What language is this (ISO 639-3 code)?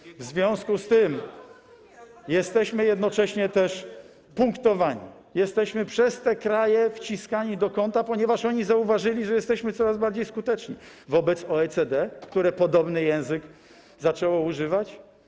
pol